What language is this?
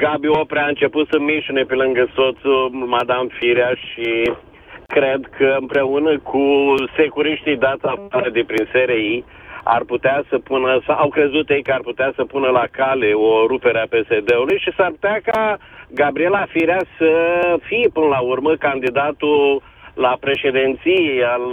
Romanian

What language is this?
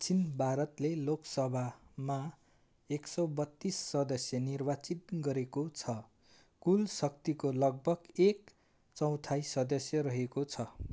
Nepali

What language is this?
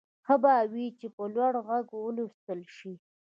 Pashto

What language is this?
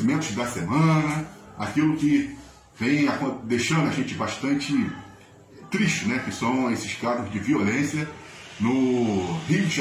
Portuguese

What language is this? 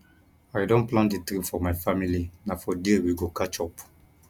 Nigerian Pidgin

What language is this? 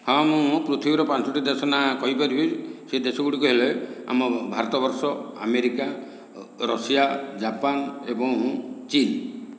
Odia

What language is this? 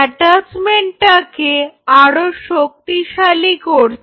Bangla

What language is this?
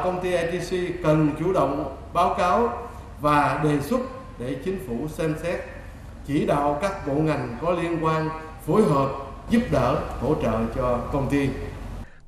Vietnamese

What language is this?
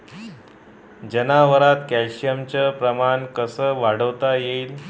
Marathi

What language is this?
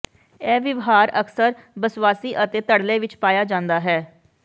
Punjabi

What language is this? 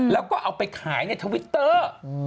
Thai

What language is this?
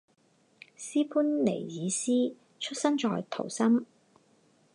Chinese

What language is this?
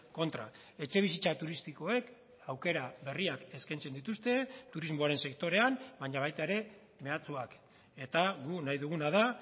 Basque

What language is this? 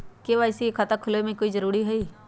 Magahi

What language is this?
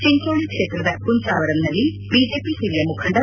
Kannada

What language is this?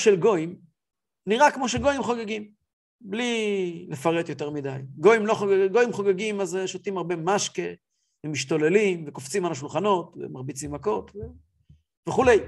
Hebrew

